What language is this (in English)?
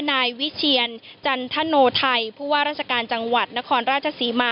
Thai